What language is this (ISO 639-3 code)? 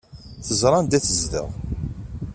kab